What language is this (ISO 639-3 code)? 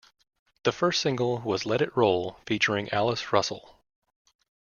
eng